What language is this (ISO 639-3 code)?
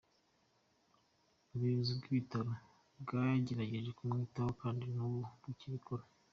kin